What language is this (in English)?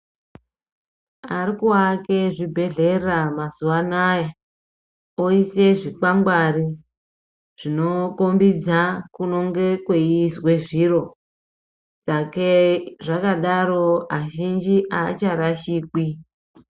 Ndau